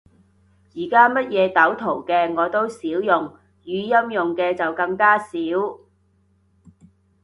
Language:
Cantonese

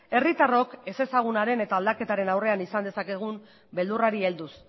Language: Basque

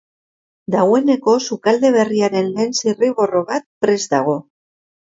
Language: Basque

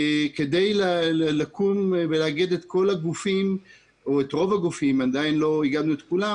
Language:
Hebrew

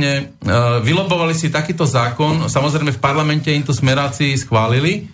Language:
Slovak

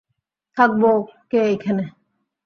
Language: Bangla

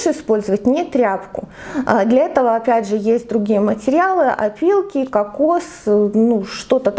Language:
Russian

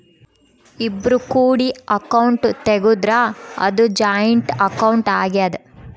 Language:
Kannada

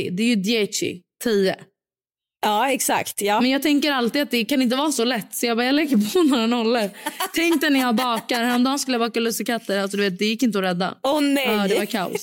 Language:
Swedish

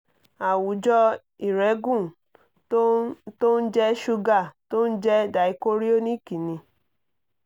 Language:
Yoruba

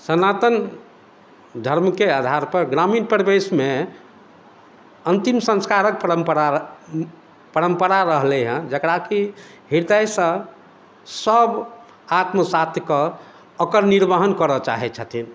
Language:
Maithili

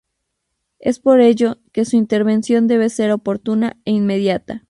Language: Spanish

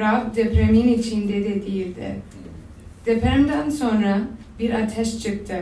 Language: Turkish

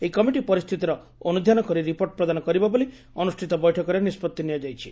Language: Odia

